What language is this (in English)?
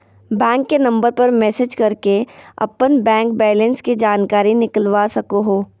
Magahi